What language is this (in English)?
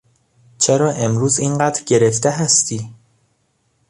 Persian